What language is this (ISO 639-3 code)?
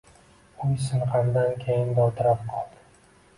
uzb